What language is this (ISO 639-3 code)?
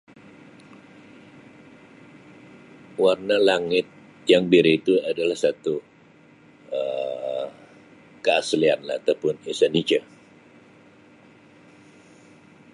msi